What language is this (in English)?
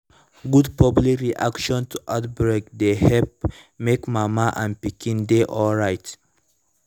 Nigerian Pidgin